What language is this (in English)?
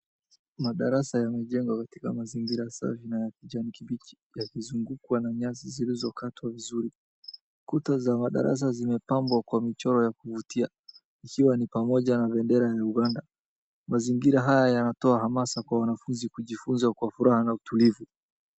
Swahili